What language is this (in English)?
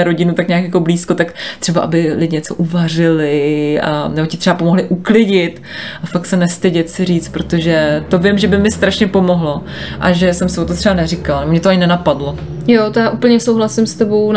Czech